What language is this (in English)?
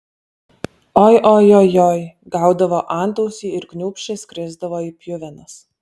Lithuanian